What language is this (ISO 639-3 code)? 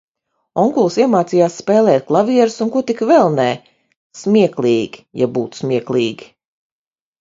lav